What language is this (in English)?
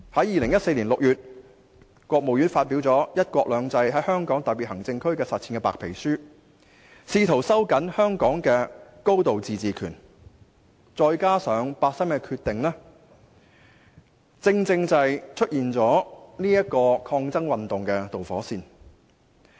Cantonese